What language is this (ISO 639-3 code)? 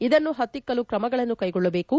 kan